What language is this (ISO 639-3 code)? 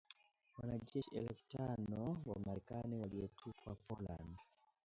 swa